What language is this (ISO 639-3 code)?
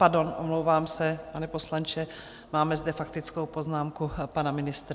ces